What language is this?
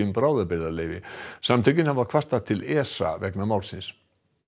Icelandic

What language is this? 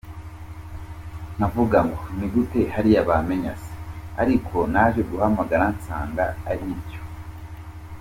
Kinyarwanda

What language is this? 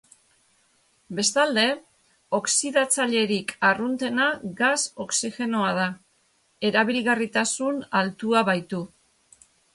Basque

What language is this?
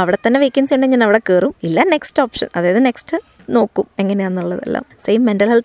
Malayalam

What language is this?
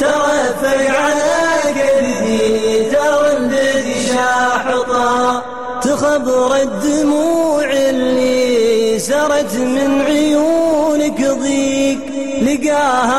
Arabic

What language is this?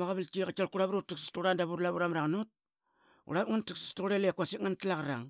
Qaqet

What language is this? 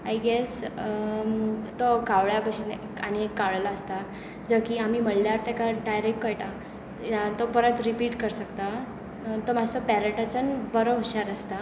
Konkani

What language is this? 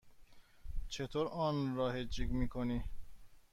Persian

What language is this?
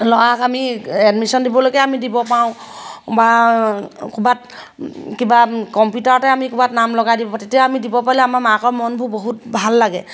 Assamese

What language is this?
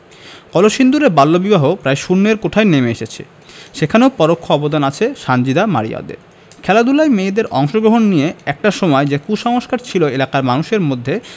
Bangla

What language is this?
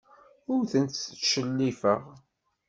Kabyle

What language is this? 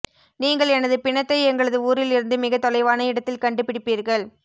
Tamil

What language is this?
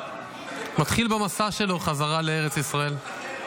Hebrew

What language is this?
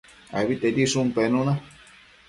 Matsés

